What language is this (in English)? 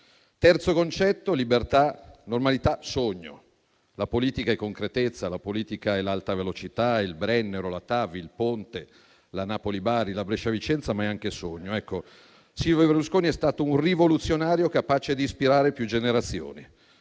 Italian